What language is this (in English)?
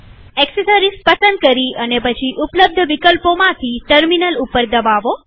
Gujarati